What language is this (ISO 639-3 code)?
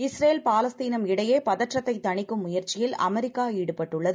tam